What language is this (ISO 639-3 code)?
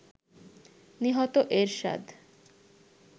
ben